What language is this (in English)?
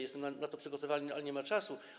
Polish